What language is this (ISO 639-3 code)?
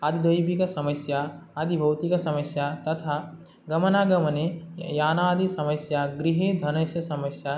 san